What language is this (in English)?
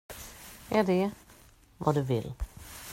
Swedish